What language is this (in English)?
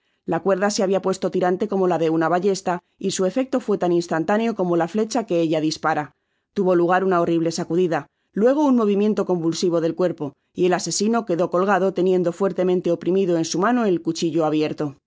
Spanish